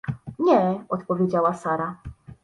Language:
Polish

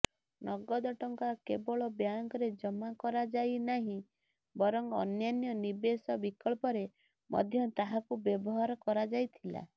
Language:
Odia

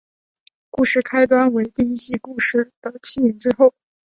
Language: Chinese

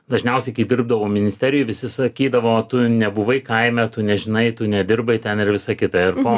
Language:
Lithuanian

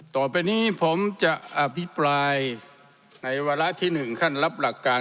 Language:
Thai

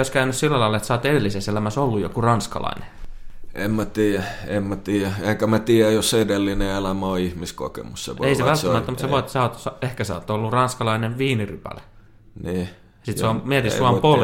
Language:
Finnish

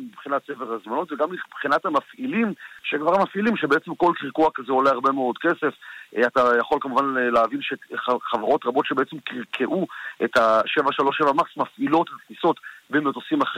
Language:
Hebrew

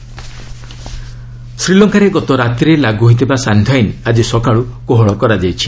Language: Odia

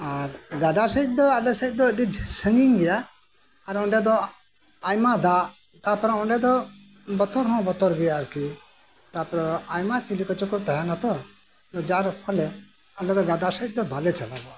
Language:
Santali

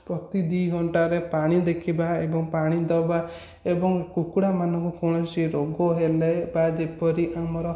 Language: Odia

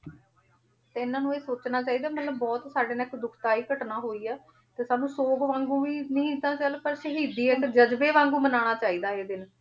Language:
Punjabi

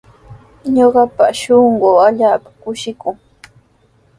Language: Sihuas Ancash Quechua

